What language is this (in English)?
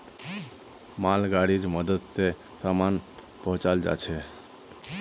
Magahi